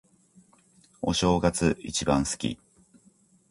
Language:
Japanese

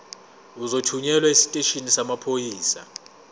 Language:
Zulu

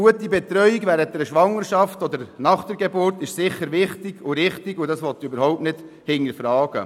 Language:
Swiss German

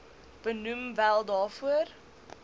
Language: Afrikaans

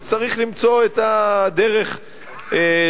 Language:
Hebrew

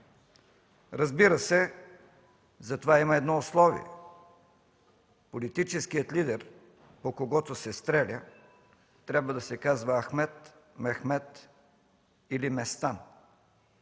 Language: Bulgarian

